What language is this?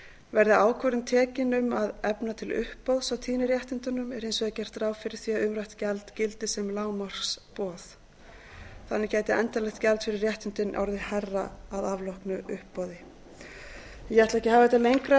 Icelandic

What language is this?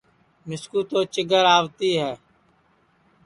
Sansi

